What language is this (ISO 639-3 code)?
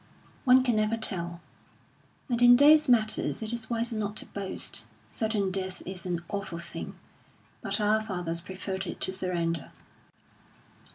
eng